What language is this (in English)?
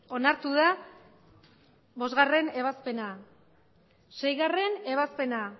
Basque